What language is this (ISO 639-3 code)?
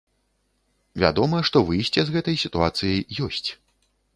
bel